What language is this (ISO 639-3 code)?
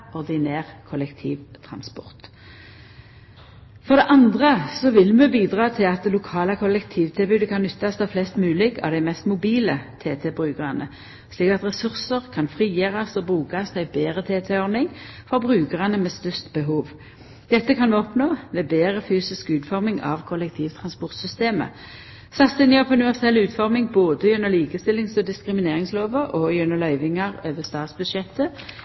nno